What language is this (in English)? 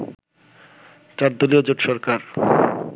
Bangla